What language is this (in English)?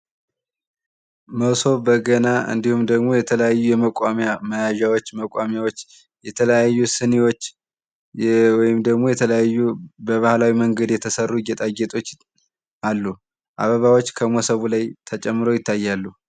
Amharic